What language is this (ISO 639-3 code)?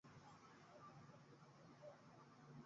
swa